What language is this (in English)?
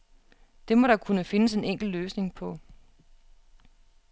Danish